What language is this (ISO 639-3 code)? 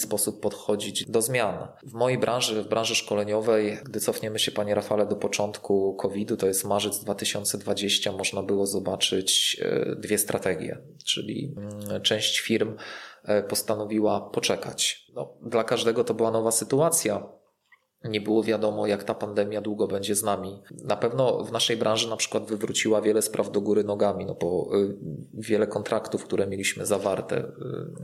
pol